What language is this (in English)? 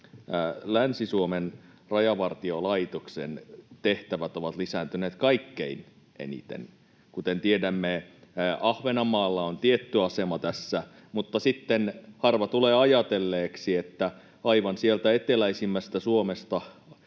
Finnish